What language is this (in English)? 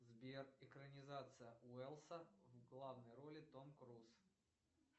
Russian